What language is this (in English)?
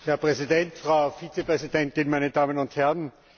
German